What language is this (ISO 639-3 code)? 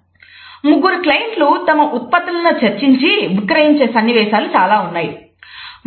tel